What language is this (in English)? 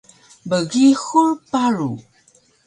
Taroko